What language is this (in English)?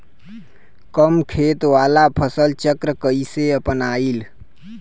Bhojpuri